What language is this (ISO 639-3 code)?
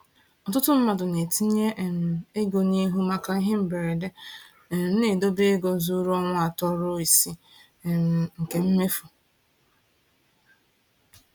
ibo